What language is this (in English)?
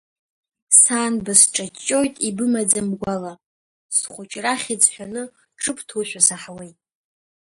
Abkhazian